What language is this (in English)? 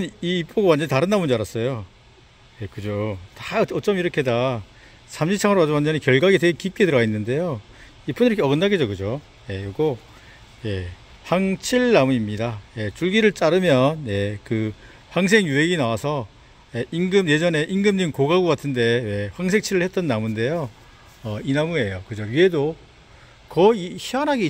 Korean